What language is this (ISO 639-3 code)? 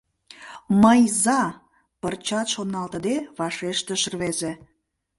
chm